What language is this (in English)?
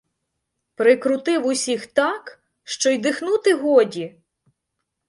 Ukrainian